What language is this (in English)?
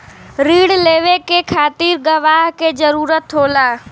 Bhojpuri